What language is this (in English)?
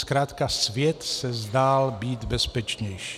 Czech